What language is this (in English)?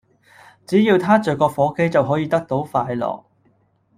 Cantonese